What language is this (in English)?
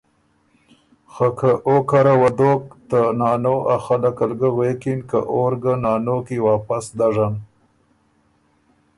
Ormuri